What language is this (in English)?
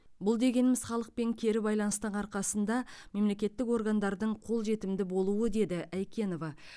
Kazakh